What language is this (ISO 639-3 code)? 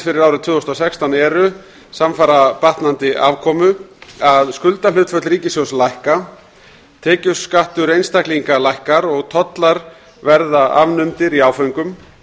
isl